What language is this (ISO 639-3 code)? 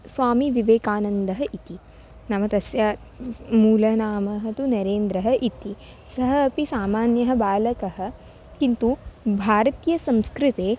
san